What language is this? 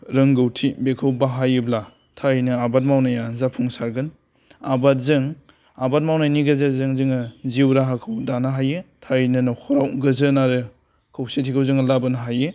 Bodo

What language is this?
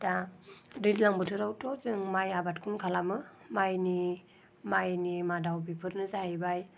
Bodo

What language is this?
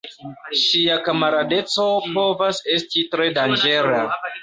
Esperanto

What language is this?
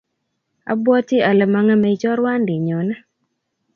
Kalenjin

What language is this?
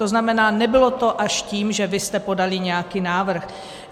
Czech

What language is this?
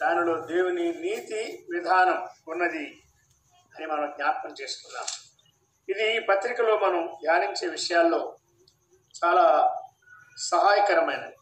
Telugu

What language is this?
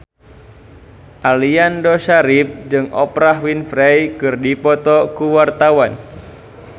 Sundanese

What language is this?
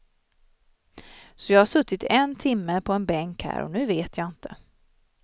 Swedish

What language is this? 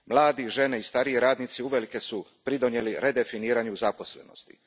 Croatian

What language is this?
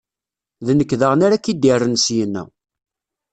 Kabyle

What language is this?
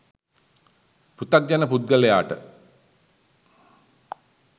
Sinhala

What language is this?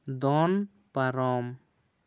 Santali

